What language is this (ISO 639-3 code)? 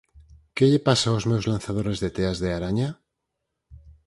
glg